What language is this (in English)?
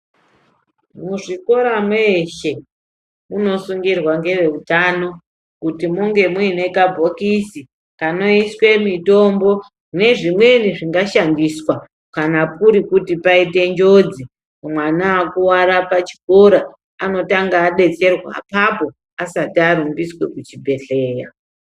Ndau